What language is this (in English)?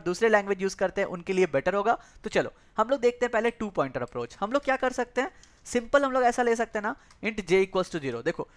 Hindi